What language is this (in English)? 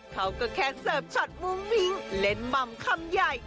Thai